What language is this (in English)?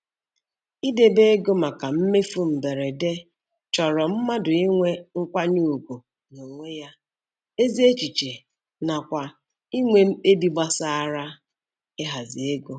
Igbo